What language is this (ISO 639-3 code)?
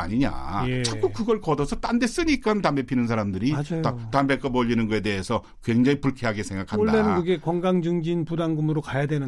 kor